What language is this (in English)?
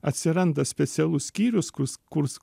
Lithuanian